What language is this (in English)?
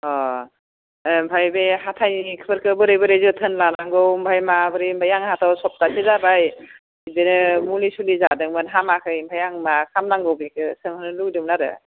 Bodo